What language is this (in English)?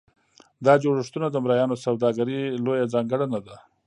Pashto